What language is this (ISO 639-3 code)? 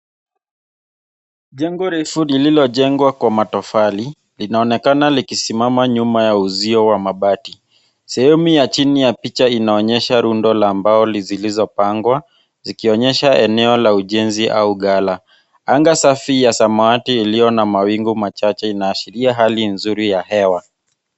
swa